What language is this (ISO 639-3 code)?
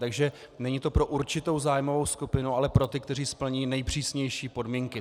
ces